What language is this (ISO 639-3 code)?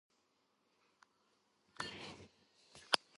kat